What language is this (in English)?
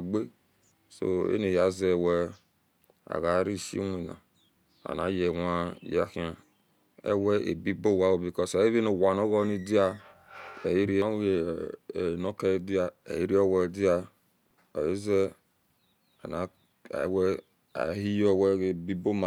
Esan